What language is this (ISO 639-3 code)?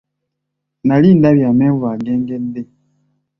lug